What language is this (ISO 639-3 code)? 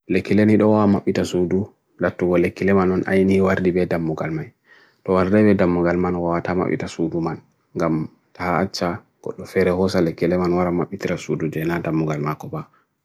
fui